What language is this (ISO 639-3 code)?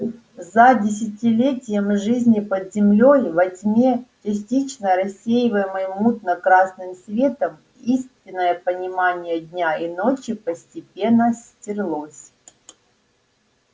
rus